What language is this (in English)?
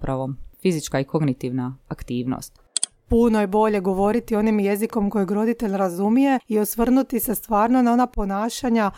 Croatian